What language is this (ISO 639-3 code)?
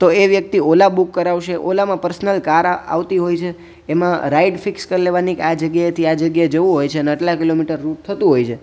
guj